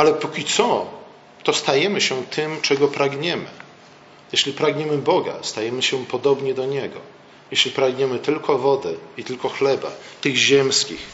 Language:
Polish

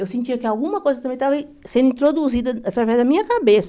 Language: Portuguese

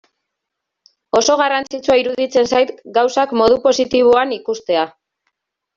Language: Basque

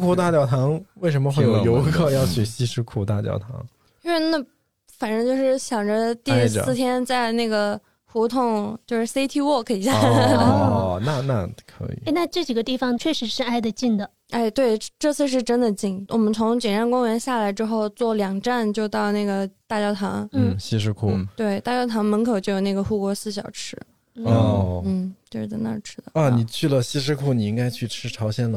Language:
Chinese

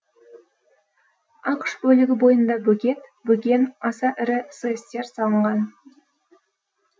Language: Kazakh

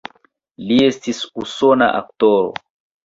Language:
Esperanto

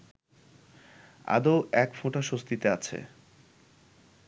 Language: Bangla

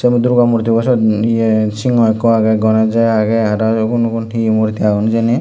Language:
Chakma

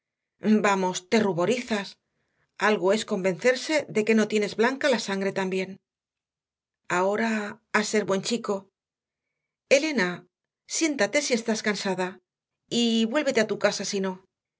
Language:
Spanish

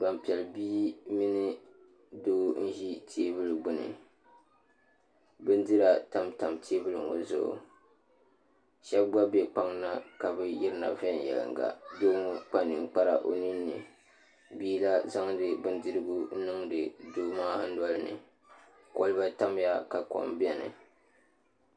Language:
Dagbani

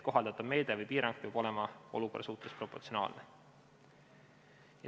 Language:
Estonian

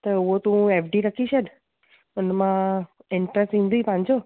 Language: Sindhi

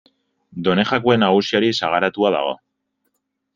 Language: Basque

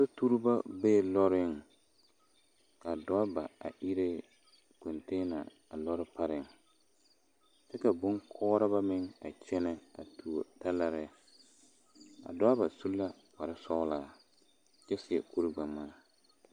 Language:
Southern Dagaare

